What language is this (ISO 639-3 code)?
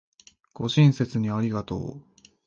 jpn